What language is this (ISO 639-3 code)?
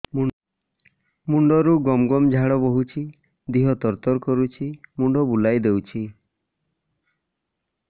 ori